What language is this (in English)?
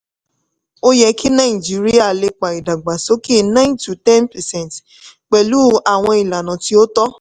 Yoruba